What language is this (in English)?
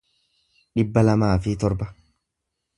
Oromo